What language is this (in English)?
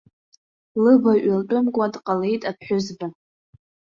Abkhazian